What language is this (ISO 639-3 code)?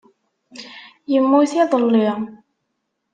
kab